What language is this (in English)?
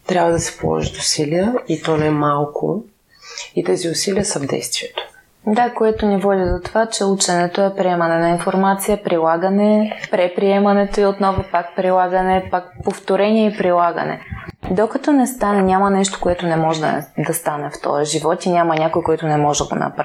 Bulgarian